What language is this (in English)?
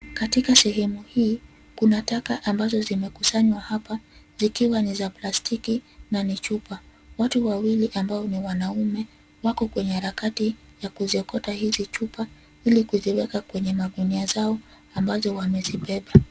Swahili